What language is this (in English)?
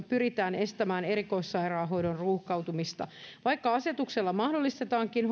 Finnish